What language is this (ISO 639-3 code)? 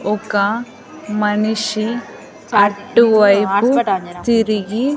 tel